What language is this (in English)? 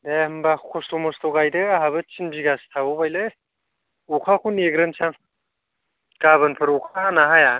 Bodo